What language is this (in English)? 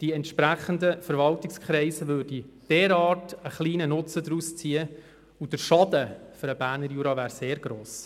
Swiss German